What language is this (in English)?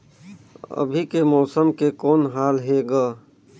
Chhattisgarhi